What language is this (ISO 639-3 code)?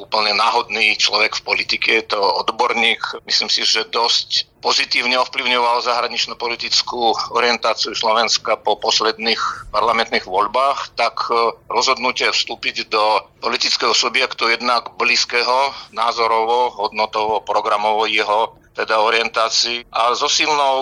slk